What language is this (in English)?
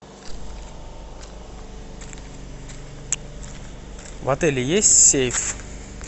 Russian